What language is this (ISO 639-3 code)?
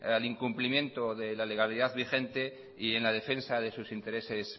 spa